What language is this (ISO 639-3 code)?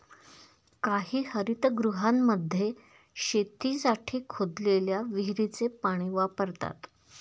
mar